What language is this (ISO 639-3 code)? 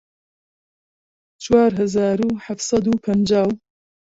ckb